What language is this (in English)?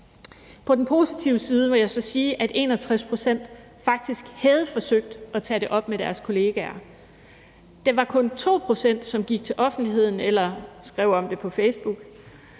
Danish